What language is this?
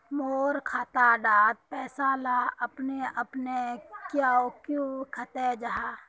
Magahi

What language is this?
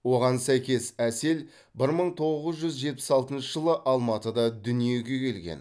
Kazakh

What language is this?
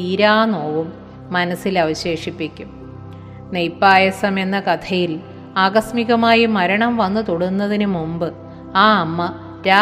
Malayalam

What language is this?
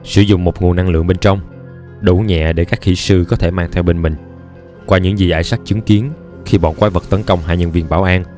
Vietnamese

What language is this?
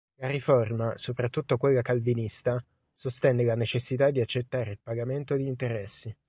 Italian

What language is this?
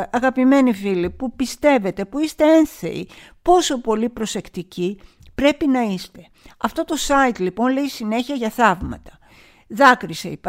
Greek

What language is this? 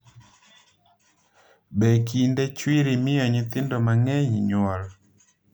Luo (Kenya and Tanzania)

